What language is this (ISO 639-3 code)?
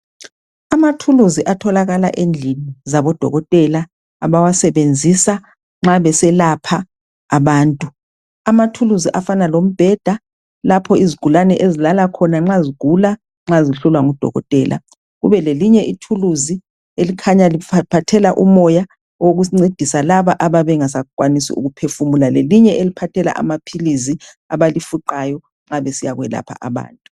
nde